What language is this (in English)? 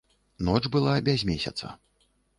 Belarusian